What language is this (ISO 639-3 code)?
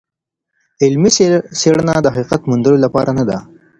pus